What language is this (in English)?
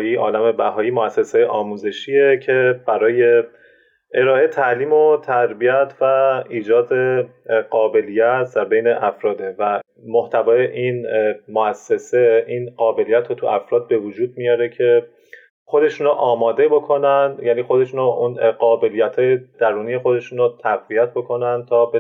Persian